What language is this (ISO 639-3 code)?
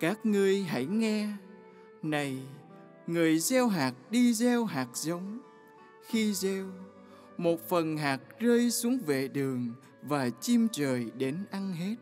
vie